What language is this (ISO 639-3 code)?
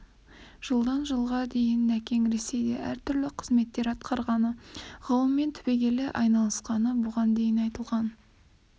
kaz